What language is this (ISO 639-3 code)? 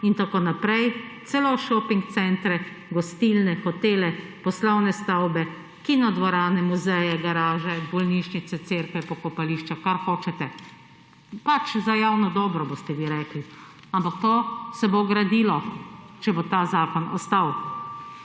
slv